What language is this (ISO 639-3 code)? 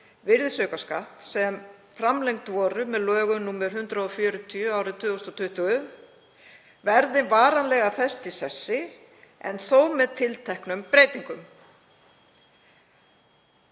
isl